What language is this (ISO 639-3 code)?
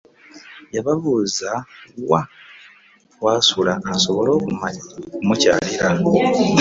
lug